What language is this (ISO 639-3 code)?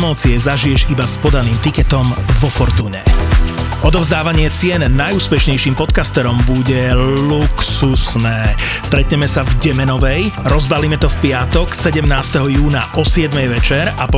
slk